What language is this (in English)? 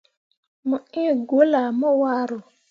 Mundang